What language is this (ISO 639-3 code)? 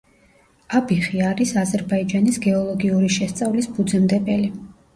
kat